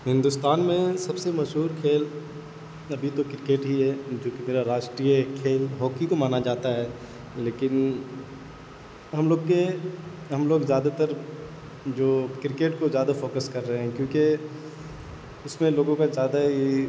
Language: Urdu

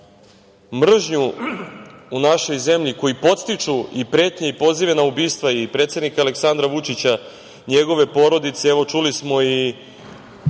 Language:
Serbian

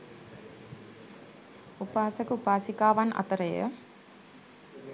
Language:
Sinhala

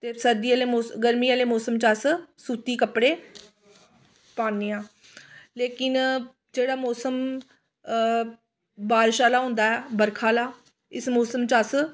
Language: Dogri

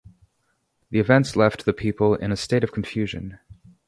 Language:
English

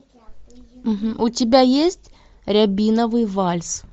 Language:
Russian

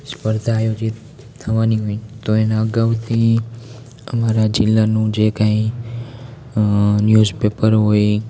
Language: Gujarati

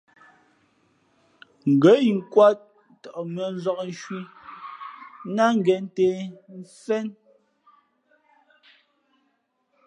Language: Fe'fe'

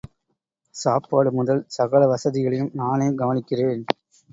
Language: Tamil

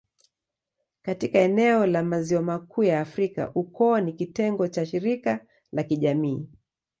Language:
Swahili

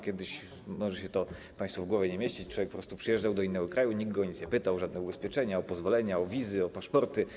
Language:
Polish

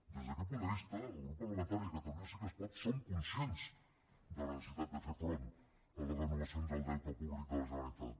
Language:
Catalan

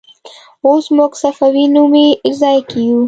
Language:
Pashto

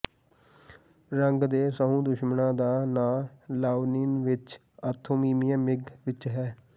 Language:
Punjabi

